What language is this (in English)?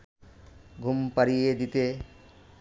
Bangla